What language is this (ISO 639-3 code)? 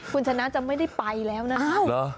tha